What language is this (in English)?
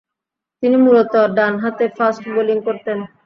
Bangla